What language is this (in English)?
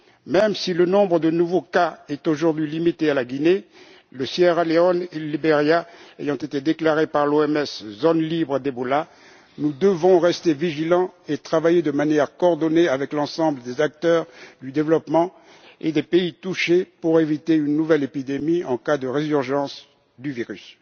French